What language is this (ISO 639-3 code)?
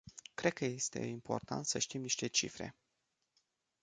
ron